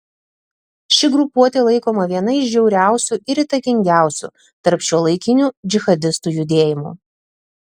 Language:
Lithuanian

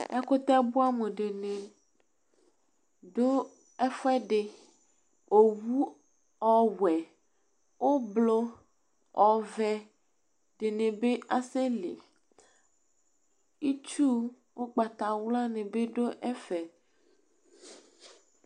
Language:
Ikposo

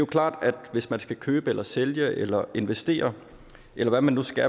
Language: Danish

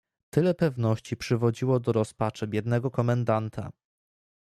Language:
Polish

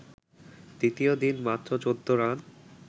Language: Bangla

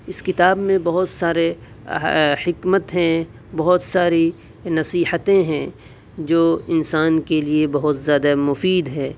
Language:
Urdu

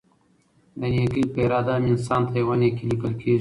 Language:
Pashto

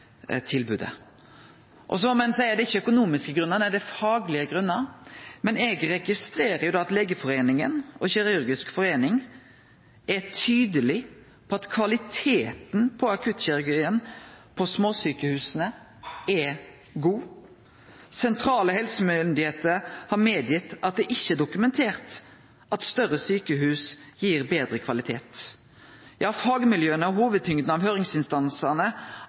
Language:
Norwegian Nynorsk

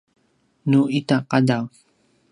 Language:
Paiwan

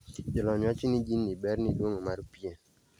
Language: Luo (Kenya and Tanzania)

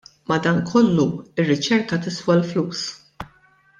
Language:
Maltese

